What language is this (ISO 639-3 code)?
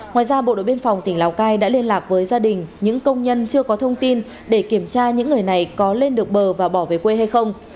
vie